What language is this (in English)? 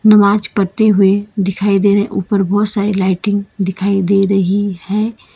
Hindi